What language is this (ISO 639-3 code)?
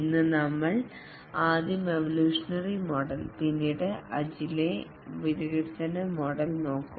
mal